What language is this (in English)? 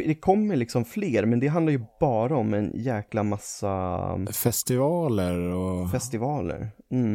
Swedish